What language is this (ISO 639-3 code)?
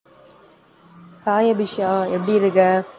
tam